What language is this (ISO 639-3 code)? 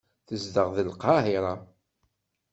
kab